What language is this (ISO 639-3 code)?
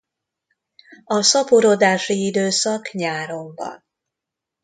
hun